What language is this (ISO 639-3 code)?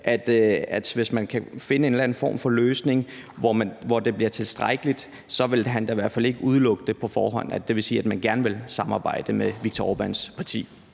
dan